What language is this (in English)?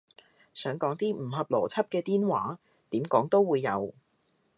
Cantonese